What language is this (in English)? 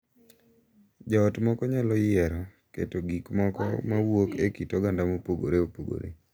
Luo (Kenya and Tanzania)